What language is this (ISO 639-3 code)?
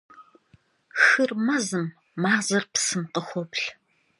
kbd